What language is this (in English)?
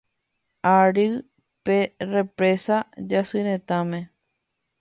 Guarani